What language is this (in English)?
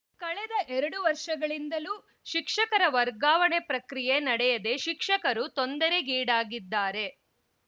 Kannada